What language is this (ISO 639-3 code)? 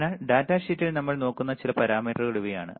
mal